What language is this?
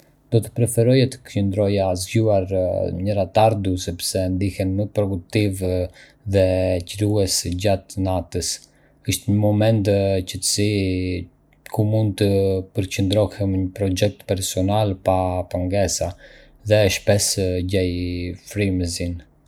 Arbëreshë Albanian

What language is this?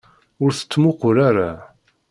Kabyle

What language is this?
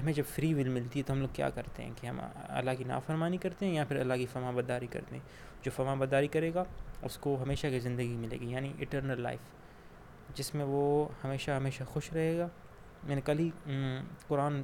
Urdu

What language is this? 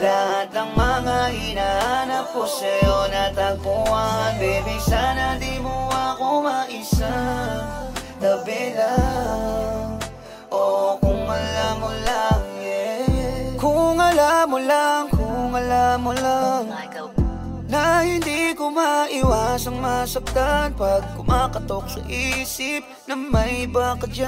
Arabic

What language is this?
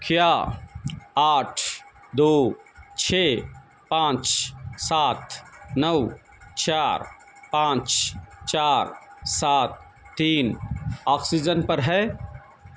Urdu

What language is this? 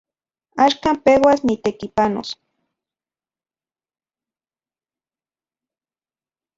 Central Puebla Nahuatl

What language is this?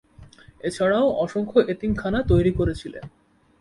Bangla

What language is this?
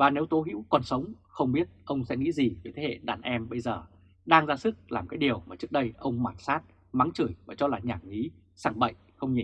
Vietnamese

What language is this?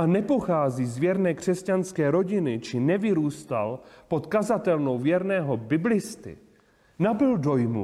Czech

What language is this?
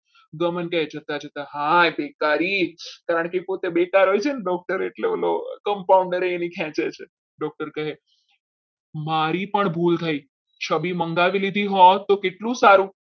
Gujarati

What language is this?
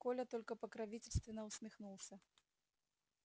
Russian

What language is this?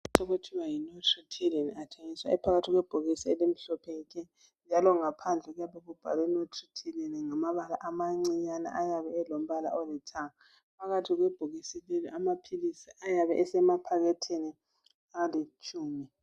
North Ndebele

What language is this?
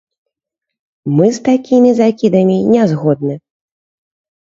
Belarusian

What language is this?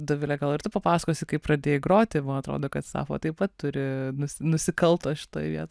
Lithuanian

